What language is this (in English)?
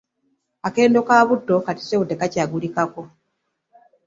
Ganda